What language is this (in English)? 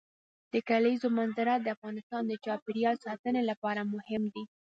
Pashto